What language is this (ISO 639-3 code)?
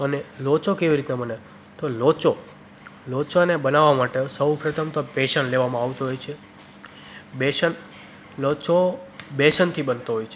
guj